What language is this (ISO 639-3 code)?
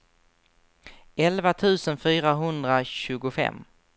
swe